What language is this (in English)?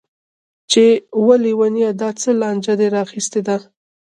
Pashto